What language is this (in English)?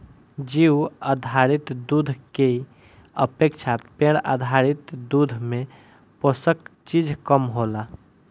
Bhojpuri